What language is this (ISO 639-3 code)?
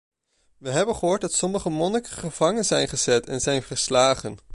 nld